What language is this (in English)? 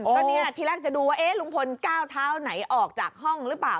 Thai